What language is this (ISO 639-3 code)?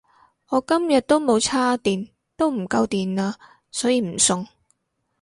yue